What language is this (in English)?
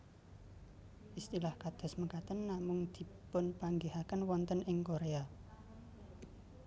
Javanese